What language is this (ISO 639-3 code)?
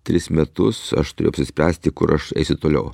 lit